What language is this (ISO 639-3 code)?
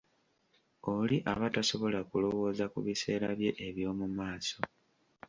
lug